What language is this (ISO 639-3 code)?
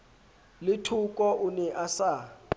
sot